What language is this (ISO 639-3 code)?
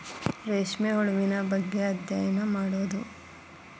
kan